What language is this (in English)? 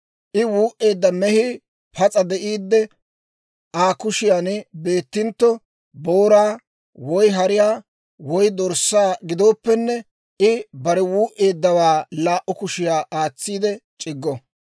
Dawro